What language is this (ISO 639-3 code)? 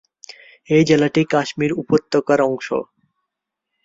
ben